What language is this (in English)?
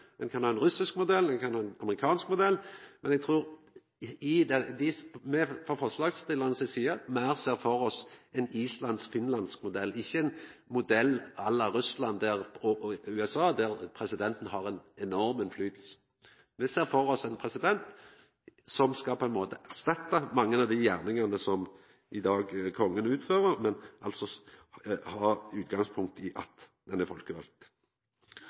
Norwegian Nynorsk